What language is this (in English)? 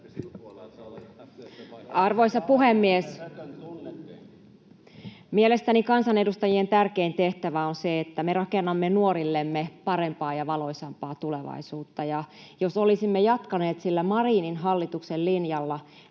Finnish